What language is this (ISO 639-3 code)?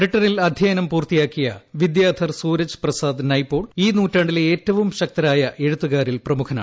mal